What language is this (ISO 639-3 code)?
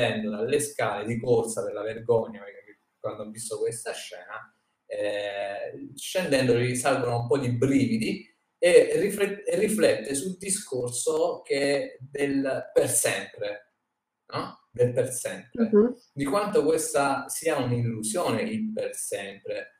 ita